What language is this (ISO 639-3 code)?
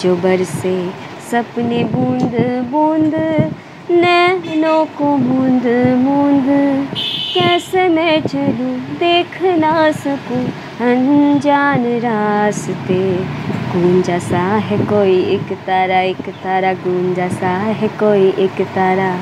hin